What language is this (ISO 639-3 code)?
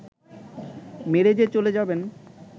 ben